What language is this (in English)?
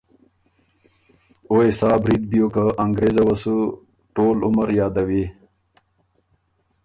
Ormuri